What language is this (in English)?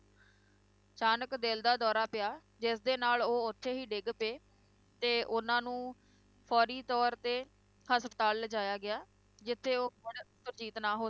Punjabi